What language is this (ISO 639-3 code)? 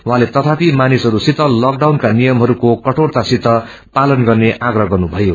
nep